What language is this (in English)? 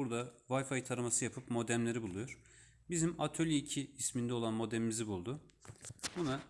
Turkish